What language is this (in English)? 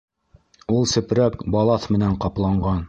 Bashkir